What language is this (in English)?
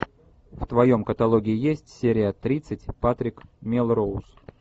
Russian